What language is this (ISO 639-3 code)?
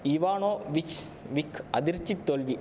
tam